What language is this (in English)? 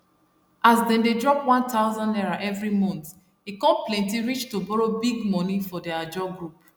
Nigerian Pidgin